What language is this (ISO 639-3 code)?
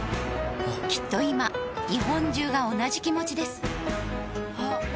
jpn